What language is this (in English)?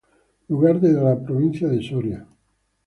Spanish